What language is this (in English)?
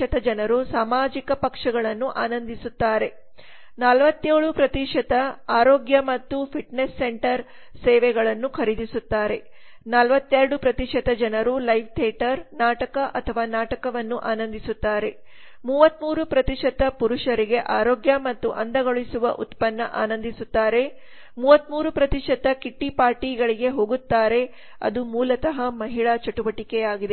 Kannada